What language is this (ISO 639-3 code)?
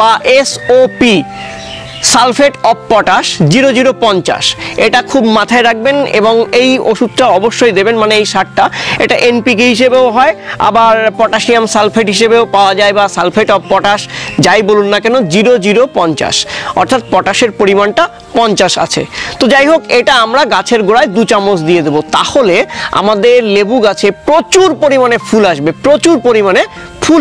hin